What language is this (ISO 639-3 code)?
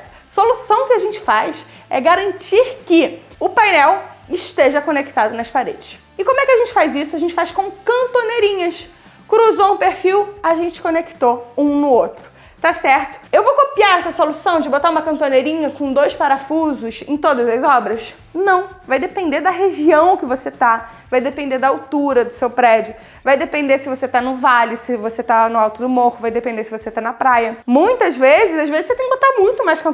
por